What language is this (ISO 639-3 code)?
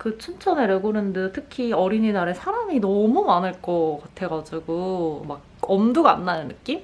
kor